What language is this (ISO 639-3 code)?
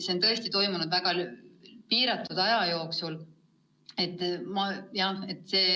est